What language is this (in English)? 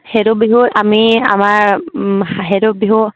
Assamese